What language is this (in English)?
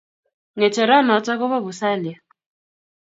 Kalenjin